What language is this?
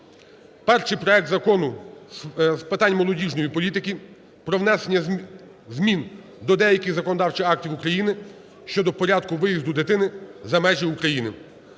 Ukrainian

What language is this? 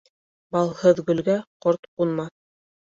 Bashkir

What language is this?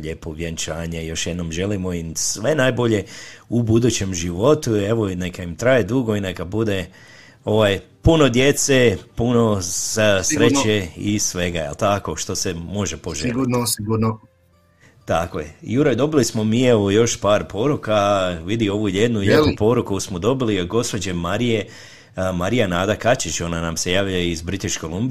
Croatian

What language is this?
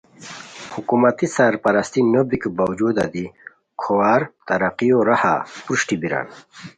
Khowar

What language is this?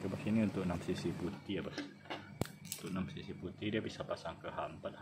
Indonesian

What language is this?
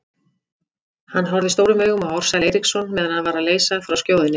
Icelandic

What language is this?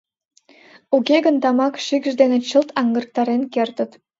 Mari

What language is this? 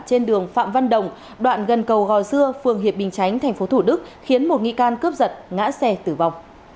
Vietnamese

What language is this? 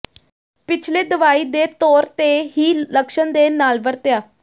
Punjabi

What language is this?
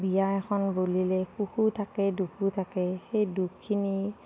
Assamese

